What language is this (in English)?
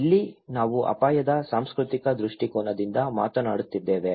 Kannada